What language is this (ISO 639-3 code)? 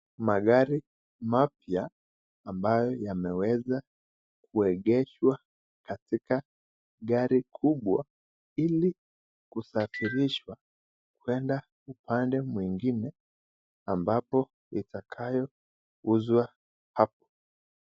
swa